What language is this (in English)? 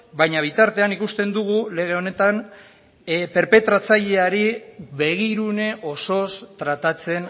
Basque